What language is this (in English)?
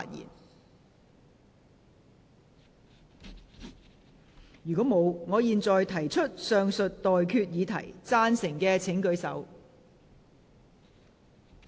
Cantonese